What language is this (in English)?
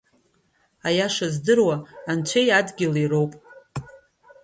Abkhazian